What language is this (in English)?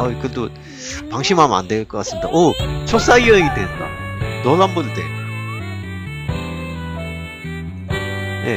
Korean